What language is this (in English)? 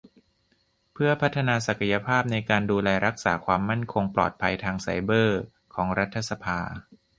Thai